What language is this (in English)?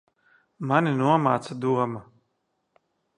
Latvian